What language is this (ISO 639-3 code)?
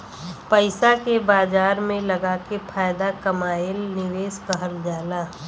bho